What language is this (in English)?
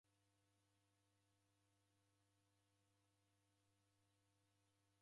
Taita